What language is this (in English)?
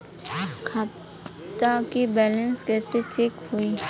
Bhojpuri